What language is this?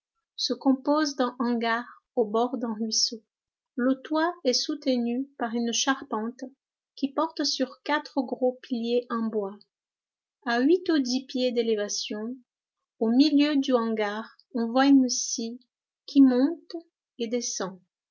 French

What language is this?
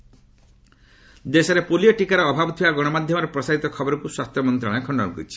Odia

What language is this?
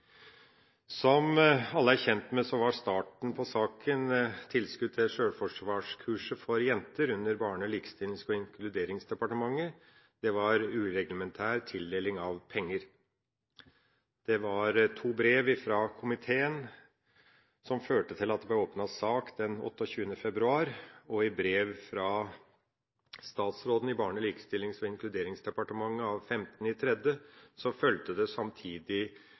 Norwegian Bokmål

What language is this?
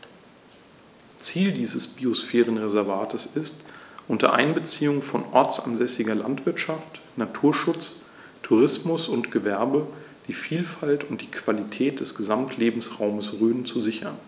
German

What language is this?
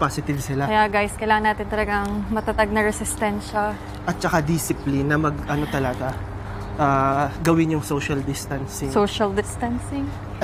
Filipino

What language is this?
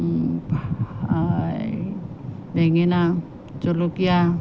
Assamese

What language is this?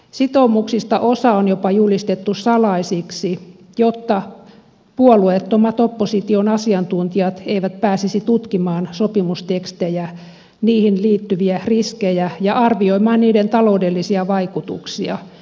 Finnish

